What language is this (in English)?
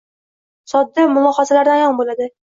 Uzbek